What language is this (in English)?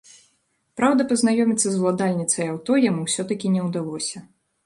Belarusian